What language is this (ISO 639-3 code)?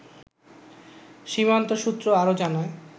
ben